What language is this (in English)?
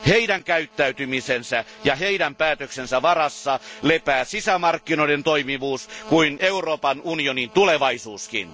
Finnish